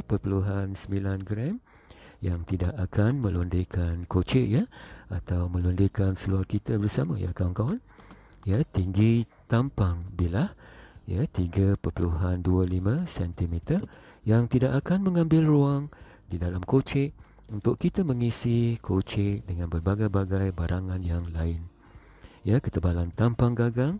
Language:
Malay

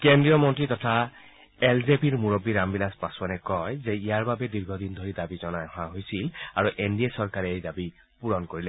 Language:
Assamese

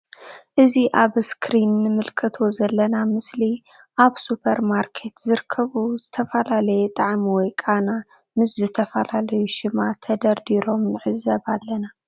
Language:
Tigrinya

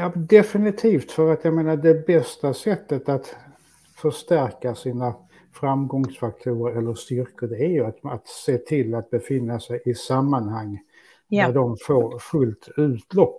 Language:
Swedish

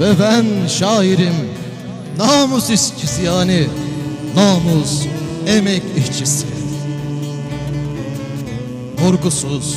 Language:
Turkish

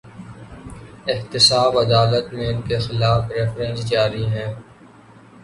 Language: Urdu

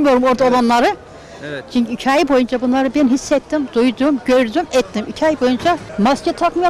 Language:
Turkish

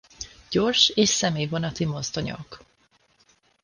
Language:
Hungarian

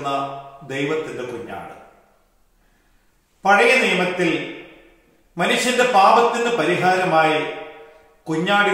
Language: Turkish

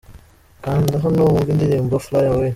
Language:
Kinyarwanda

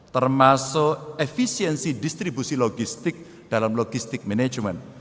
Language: Indonesian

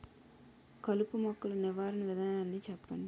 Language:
Telugu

